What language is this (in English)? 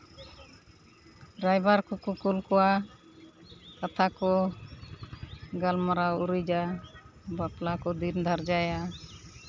Santali